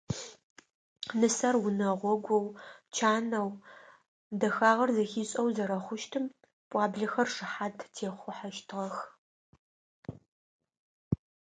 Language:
Adyghe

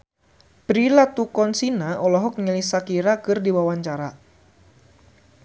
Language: Sundanese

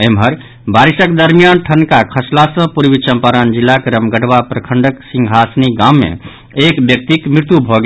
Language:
Maithili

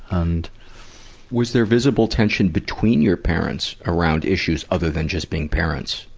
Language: English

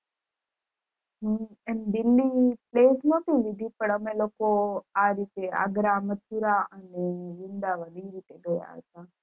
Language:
Gujarati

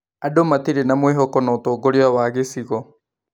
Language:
Kikuyu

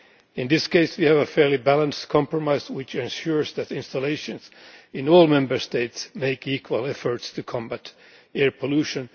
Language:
English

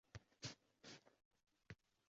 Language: Uzbek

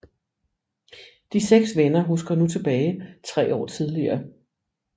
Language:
Danish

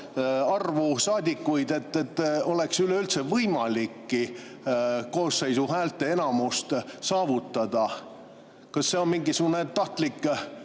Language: Estonian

